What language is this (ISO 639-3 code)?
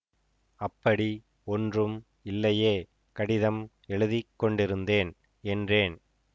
tam